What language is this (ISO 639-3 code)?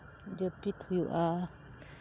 sat